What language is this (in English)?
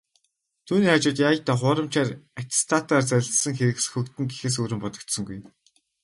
Mongolian